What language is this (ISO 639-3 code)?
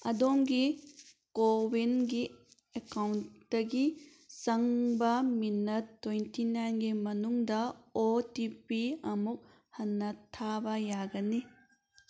mni